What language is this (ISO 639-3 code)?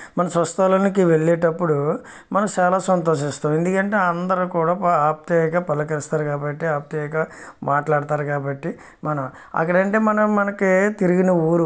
tel